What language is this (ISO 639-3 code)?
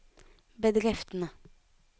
nor